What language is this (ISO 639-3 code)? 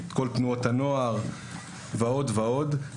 heb